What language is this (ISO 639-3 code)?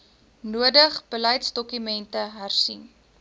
afr